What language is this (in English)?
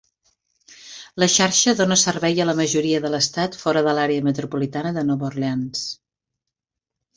Catalan